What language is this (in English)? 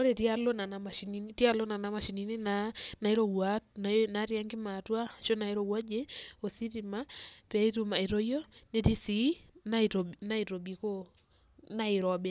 Masai